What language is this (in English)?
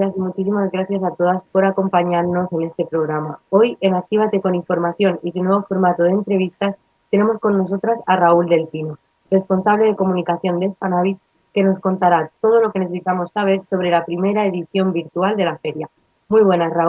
Spanish